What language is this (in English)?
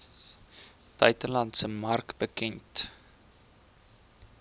Afrikaans